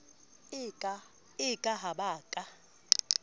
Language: Southern Sotho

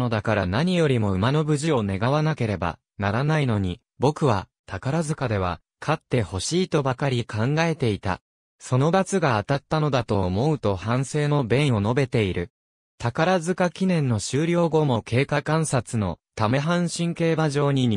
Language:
Japanese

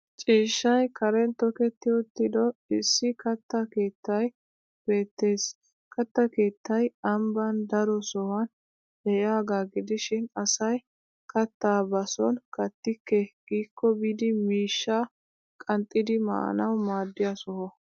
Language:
Wolaytta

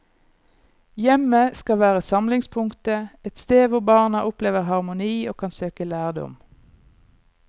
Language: Norwegian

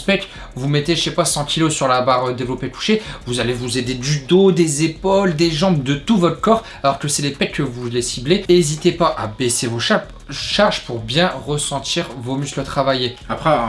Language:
French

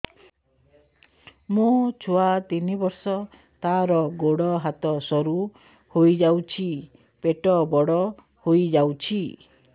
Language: Odia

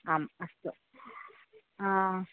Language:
Sanskrit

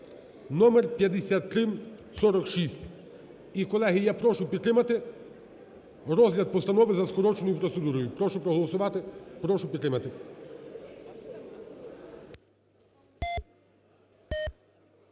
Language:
Ukrainian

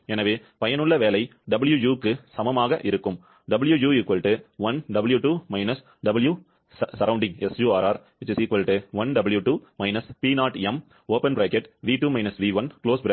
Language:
Tamil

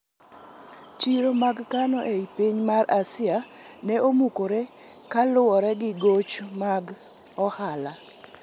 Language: Luo (Kenya and Tanzania)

